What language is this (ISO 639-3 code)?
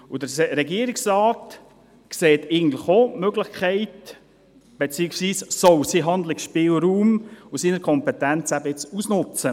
gsw